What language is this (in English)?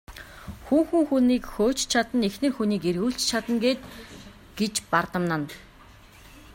Mongolian